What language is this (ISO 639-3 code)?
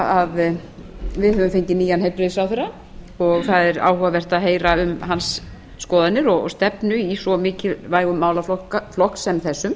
isl